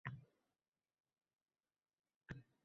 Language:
Uzbek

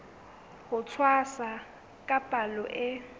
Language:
Southern Sotho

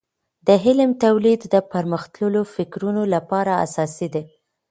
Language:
Pashto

